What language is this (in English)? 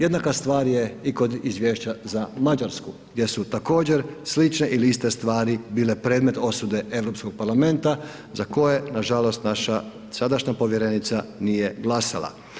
Croatian